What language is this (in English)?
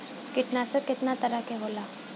Bhojpuri